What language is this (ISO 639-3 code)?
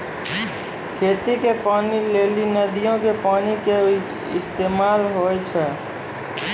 mai